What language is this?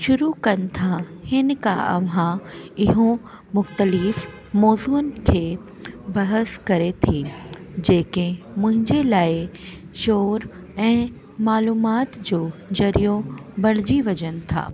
Sindhi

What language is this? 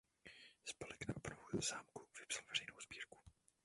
Czech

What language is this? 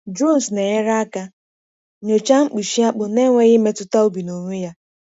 Igbo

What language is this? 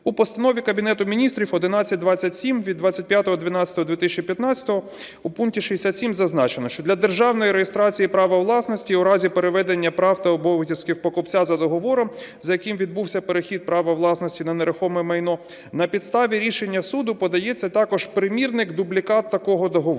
Ukrainian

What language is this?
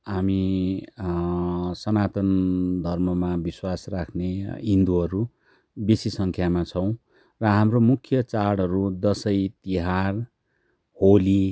Nepali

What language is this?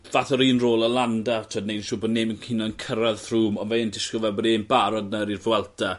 Welsh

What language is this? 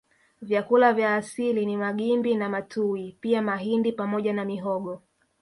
Swahili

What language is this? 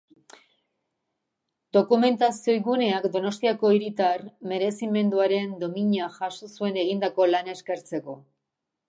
Basque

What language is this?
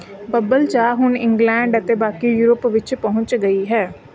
Punjabi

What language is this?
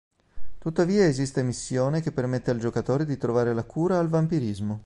Italian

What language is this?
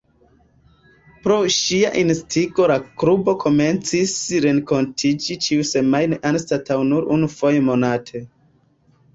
Esperanto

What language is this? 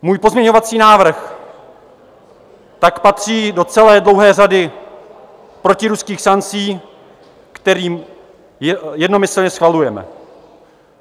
Czech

